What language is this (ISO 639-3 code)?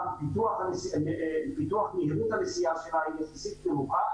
heb